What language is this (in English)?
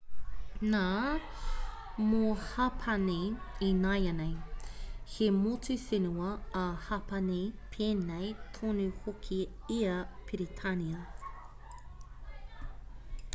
Māori